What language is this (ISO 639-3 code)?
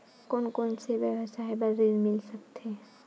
hne